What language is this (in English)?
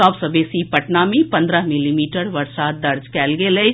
Maithili